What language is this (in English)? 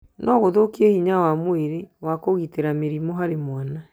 Kikuyu